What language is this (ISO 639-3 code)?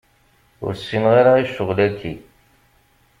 kab